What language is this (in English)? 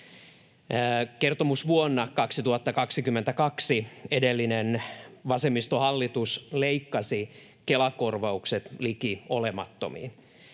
Finnish